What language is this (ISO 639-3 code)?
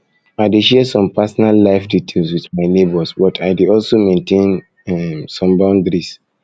pcm